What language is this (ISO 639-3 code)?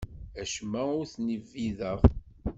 kab